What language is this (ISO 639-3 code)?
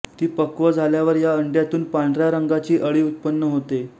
mar